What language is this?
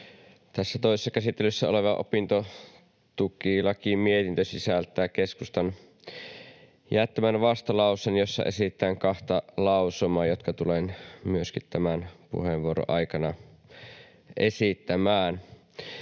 Finnish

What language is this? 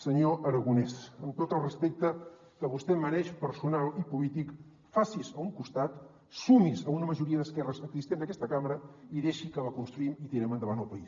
Catalan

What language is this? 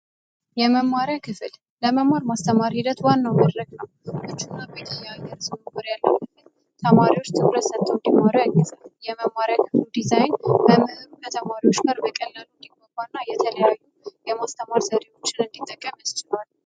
Amharic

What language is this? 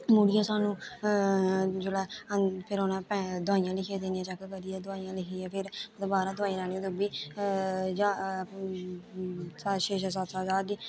Dogri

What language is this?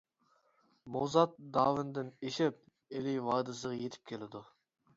Uyghur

